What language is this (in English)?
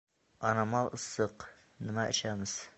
Uzbek